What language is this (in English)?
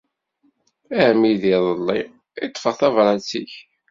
Kabyle